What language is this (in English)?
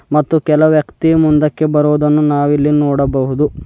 Kannada